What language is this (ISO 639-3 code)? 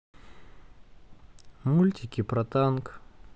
rus